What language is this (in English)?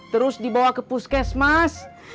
Indonesian